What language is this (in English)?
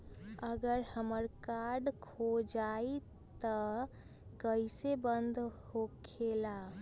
Magahi